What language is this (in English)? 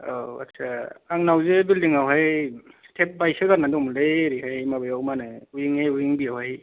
Bodo